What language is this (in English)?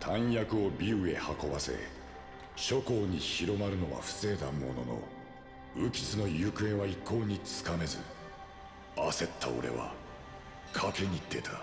Japanese